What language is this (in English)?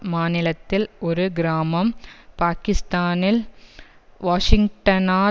Tamil